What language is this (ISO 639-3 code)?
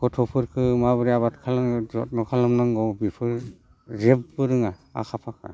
brx